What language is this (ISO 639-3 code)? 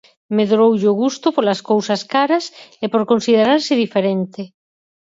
glg